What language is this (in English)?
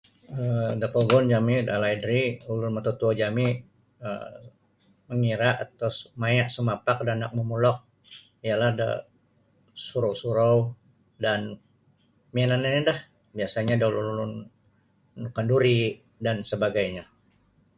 Sabah Bisaya